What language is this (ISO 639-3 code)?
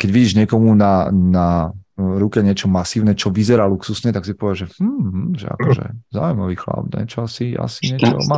slk